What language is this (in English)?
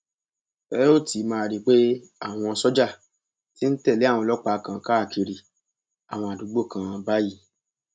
Yoruba